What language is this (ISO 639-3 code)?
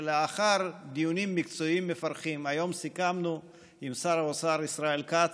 heb